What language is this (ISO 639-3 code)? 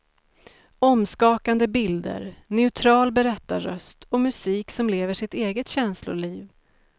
swe